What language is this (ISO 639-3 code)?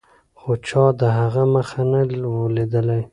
pus